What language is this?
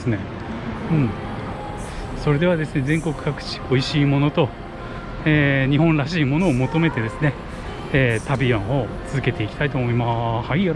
Japanese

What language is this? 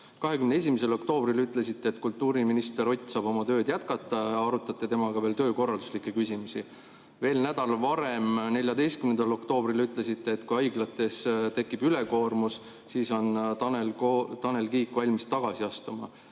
Estonian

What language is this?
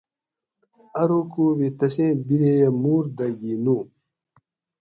Gawri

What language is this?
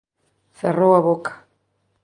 Galician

